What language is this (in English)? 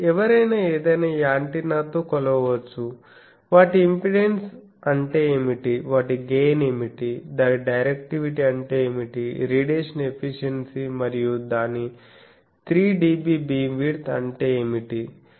Telugu